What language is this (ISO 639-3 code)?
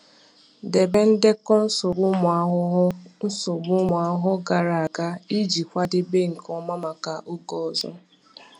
ibo